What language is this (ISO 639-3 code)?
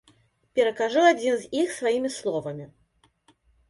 bel